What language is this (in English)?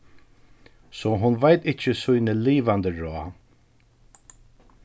Faroese